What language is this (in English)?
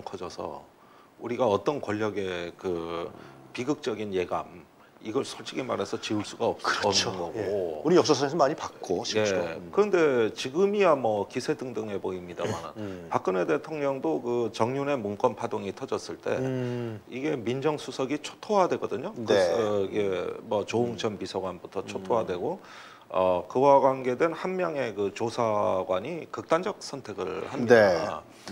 Korean